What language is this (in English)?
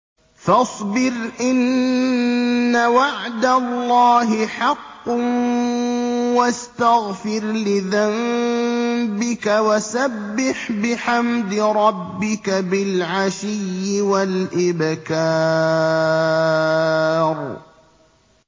Arabic